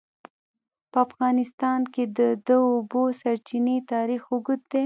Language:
Pashto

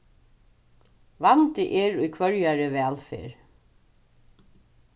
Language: Faroese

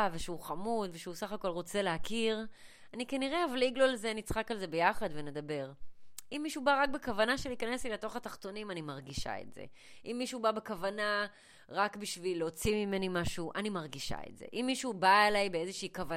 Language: Hebrew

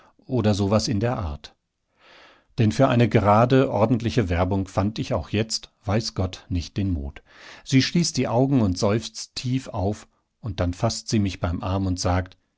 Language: German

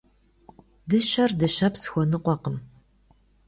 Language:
Kabardian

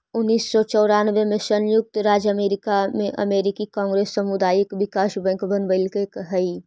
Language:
Magahi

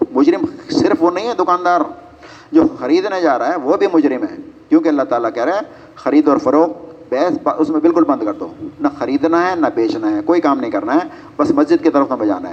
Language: Urdu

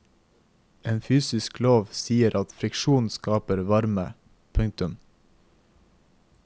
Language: Norwegian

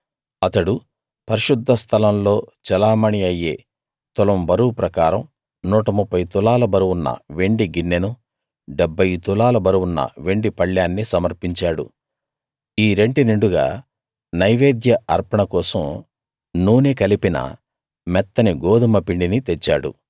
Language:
Telugu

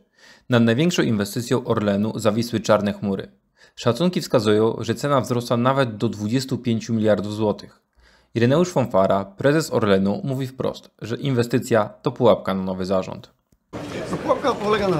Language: Polish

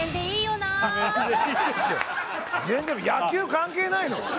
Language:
Japanese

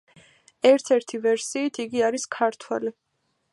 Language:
Georgian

